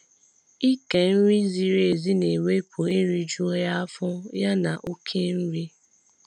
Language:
Igbo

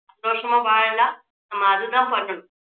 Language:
Tamil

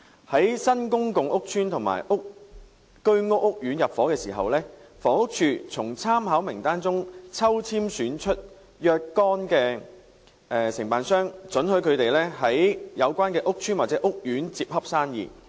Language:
Cantonese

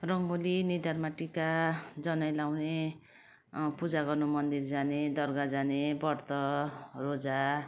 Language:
Nepali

